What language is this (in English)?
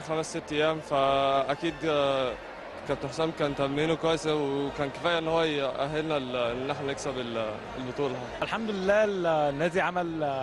Arabic